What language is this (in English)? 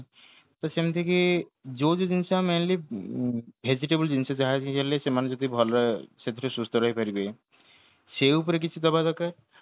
Odia